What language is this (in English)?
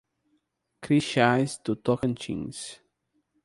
Portuguese